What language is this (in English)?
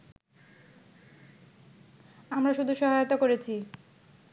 Bangla